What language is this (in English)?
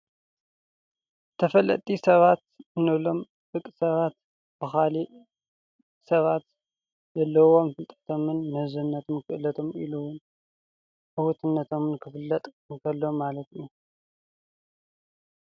Tigrinya